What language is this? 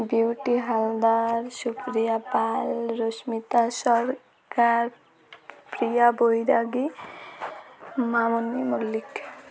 Odia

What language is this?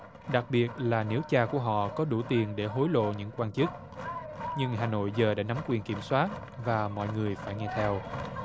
Vietnamese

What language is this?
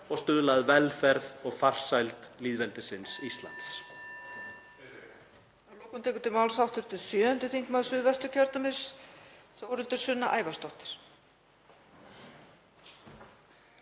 Icelandic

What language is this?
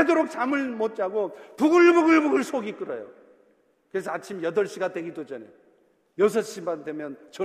Korean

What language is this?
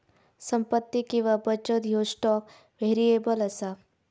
Marathi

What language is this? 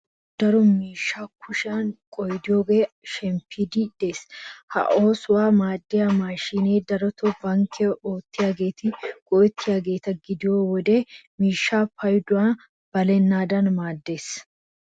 Wolaytta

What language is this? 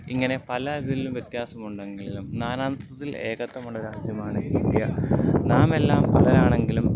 Malayalam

